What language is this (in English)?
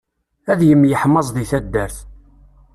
Kabyle